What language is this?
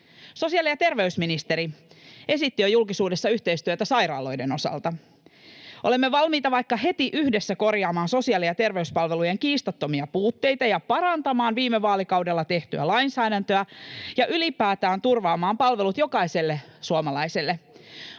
Finnish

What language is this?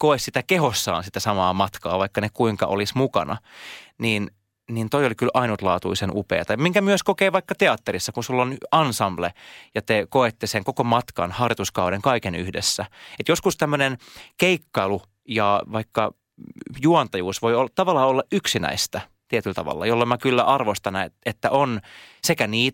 Finnish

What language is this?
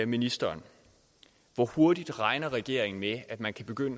Danish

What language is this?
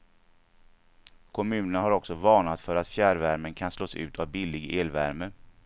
Swedish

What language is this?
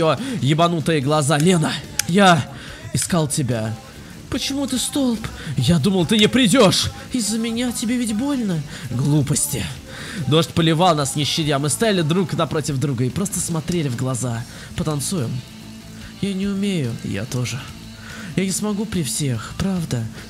Russian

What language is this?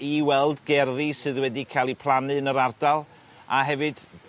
Welsh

